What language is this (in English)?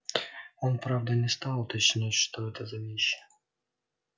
Russian